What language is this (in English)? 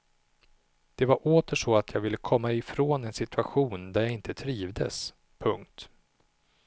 Swedish